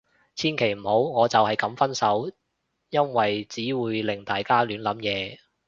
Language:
Cantonese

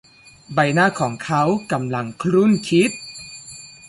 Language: Thai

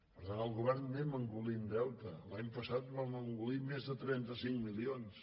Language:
Catalan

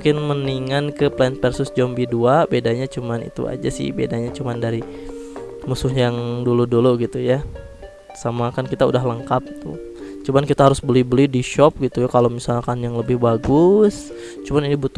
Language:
Indonesian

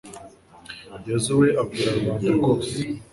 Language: Kinyarwanda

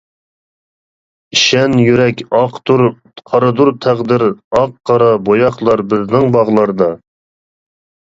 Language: Uyghur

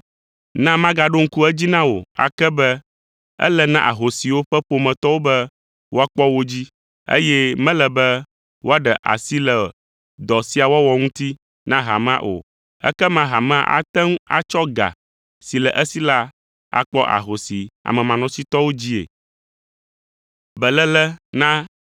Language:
Ewe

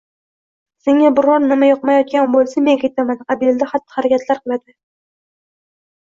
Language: Uzbek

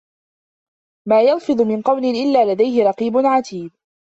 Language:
Arabic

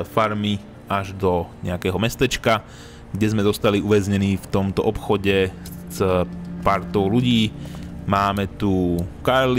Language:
Czech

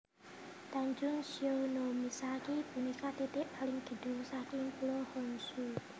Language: Javanese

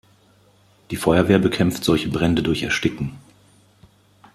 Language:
German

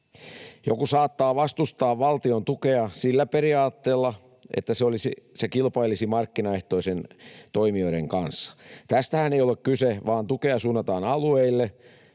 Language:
Finnish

